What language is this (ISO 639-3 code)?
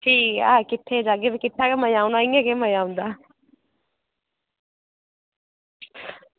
doi